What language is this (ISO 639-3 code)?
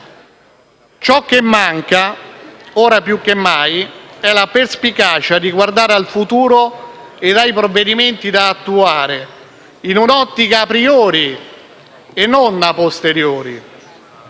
ita